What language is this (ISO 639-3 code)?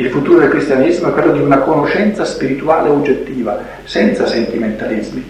ita